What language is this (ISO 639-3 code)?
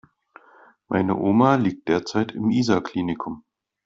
deu